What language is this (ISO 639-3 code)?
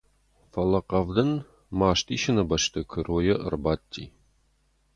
oss